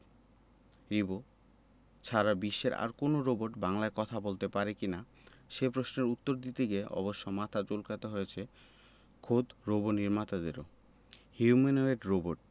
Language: Bangla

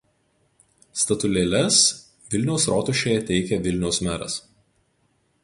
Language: Lithuanian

